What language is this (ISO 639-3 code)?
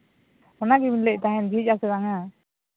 sat